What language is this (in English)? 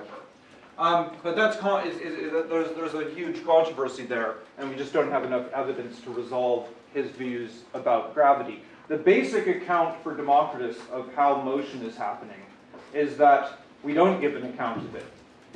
English